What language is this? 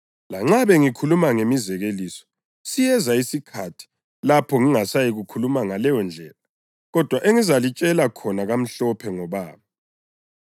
North Ndebele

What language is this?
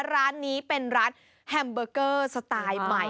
Thai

